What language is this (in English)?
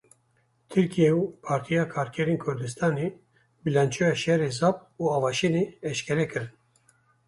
Kurdish